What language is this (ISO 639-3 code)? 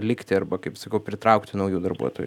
lit